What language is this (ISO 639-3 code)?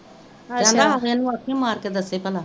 pan